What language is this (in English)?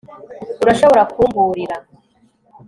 Kinyarwanda